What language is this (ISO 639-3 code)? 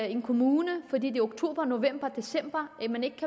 dan